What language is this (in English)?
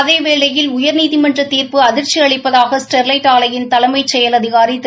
Tamil